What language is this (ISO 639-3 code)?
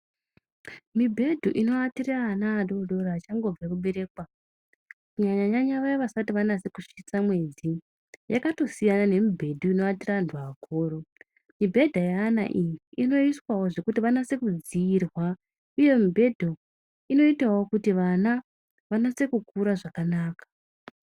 ndc